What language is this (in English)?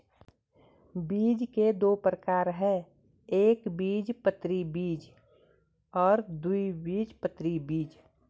Hindi